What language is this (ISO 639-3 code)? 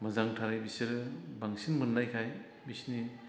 brx